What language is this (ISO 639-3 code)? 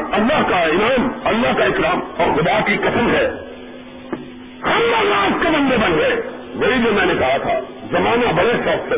urd